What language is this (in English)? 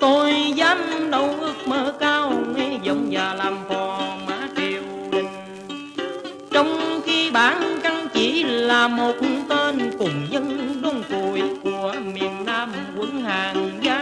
Vietnamese